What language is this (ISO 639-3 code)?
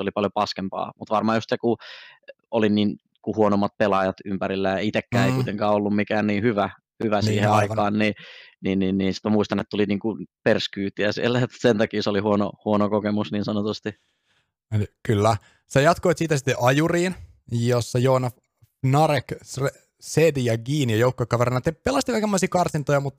fin